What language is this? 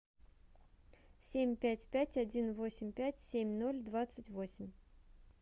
Russian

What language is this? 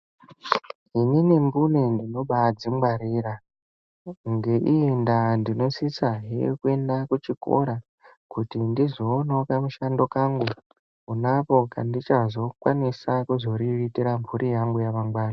Ndau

